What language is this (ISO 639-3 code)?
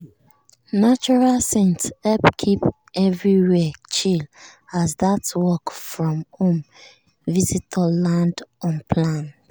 pcm